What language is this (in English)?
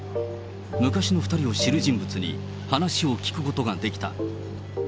Japanese